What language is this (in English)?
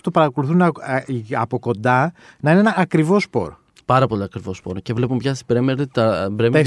Greek